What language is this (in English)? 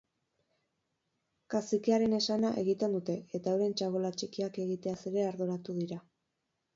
Basque